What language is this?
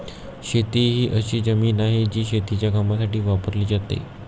Marathi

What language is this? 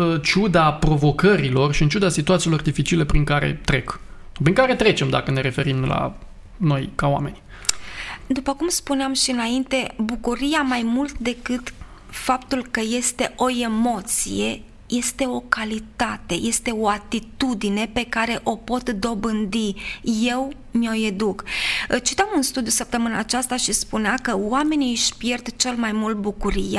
Romanian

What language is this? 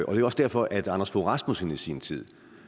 Danish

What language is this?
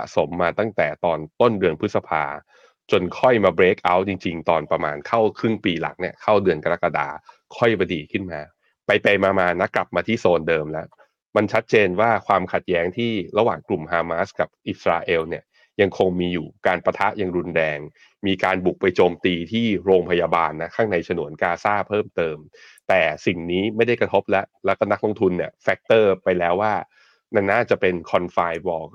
Thai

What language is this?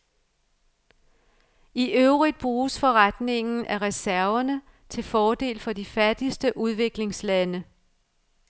Danish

